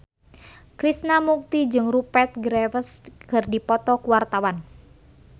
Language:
Sundanese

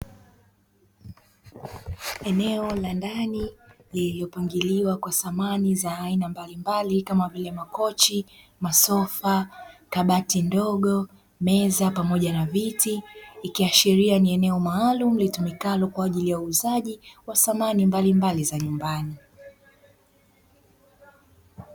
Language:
Swahili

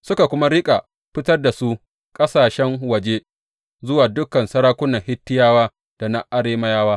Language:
Hausa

